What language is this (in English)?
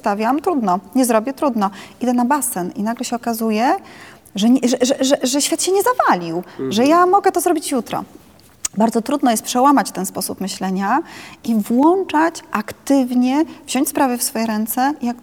Polish